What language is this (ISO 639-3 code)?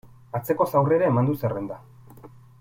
eus